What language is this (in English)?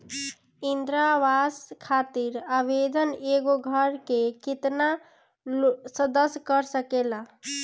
Bhojpuri